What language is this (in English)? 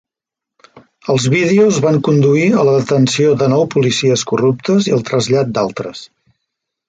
Catalan